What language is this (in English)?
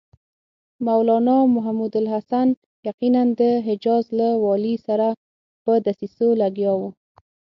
Pashto